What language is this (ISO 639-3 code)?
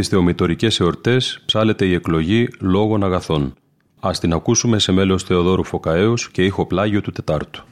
ell